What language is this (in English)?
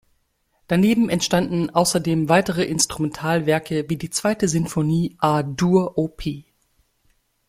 German